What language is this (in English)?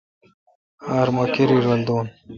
Kalkoti